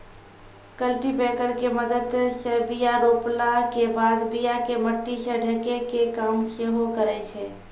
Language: Maithili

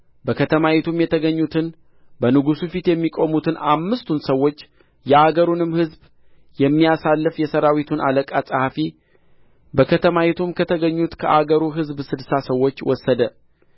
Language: Amharic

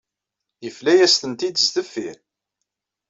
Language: Kabyle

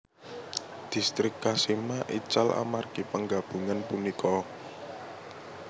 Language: Javanese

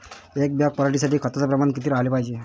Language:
Marathi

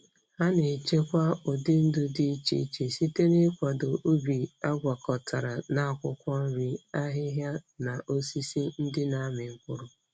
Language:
Igbo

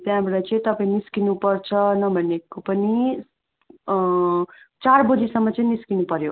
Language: Nepali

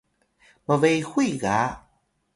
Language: Atayal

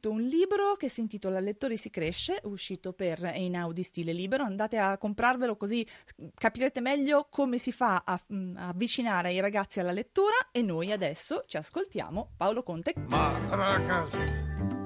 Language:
Italian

